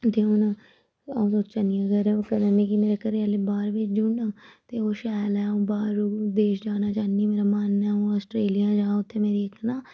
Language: Dogri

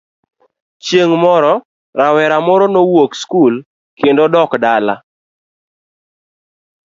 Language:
Luo (Kenya and Tanzania)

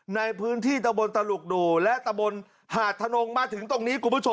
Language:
Thai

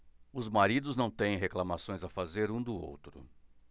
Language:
Portuguese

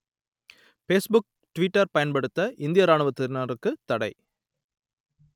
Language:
Tamil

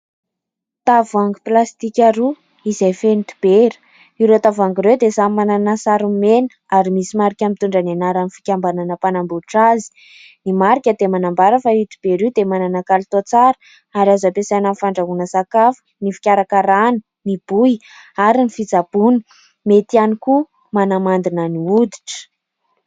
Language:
Malagasy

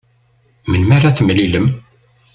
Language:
Kabyle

